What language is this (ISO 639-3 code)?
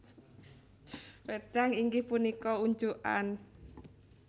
jav